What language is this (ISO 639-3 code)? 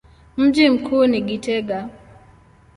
swa